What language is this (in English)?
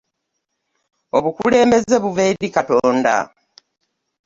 Ganda